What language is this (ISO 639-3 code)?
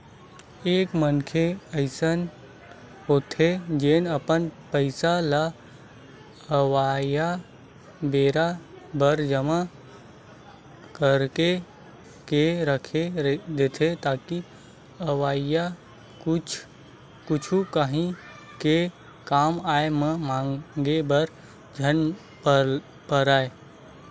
hne